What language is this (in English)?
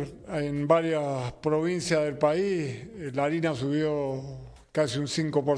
Spanish